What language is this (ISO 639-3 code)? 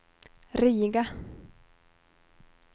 swe